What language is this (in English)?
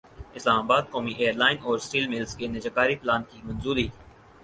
Urdu